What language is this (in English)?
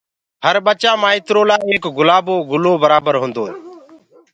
Gurgula